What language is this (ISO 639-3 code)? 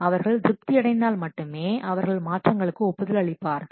tam